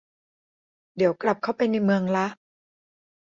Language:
Thai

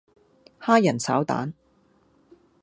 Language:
Cantonese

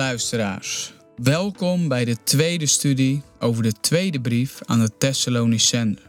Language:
Dutch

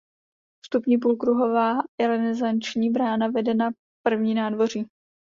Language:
Czech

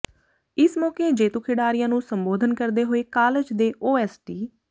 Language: Punjabi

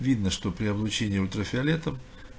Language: Russian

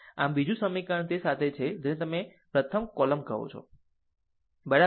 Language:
Gujarati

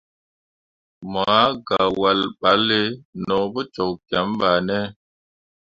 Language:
Mundang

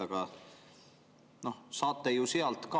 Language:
Estonian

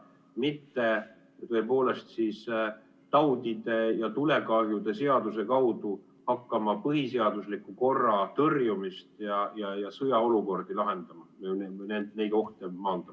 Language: Estonian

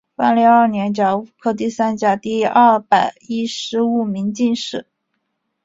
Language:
Chinese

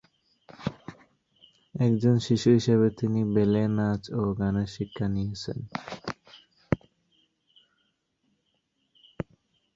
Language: Bangla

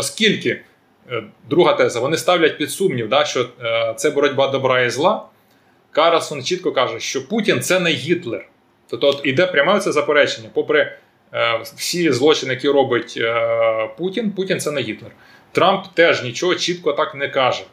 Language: Ukrainian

